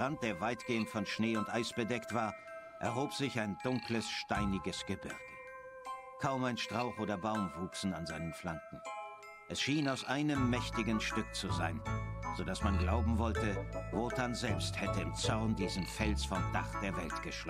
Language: German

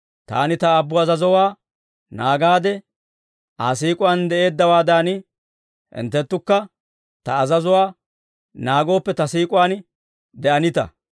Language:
Dawro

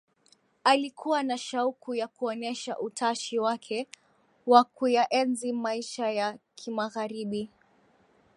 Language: Swahili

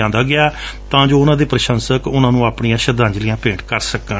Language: Punjabi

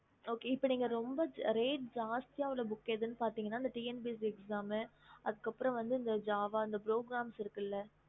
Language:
Tamil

